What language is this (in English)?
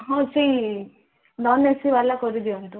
Odia